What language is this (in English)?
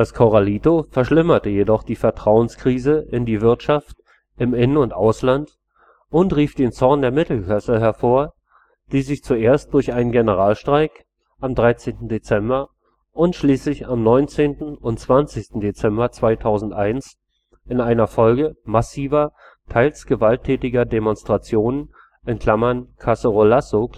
German